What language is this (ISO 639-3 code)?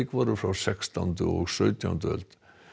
isl